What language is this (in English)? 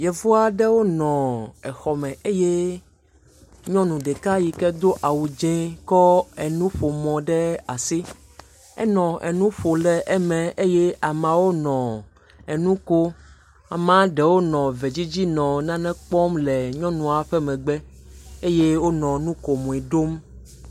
Ewe